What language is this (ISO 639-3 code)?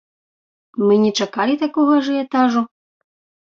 bel